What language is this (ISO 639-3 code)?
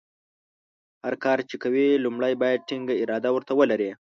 pus